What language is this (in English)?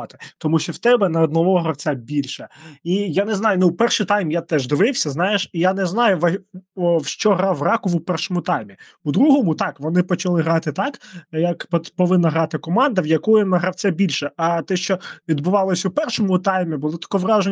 Ukrainian